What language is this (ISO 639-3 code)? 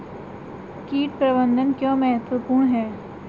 hin